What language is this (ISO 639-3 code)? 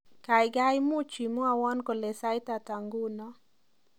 kln